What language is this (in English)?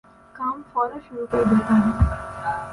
Urdu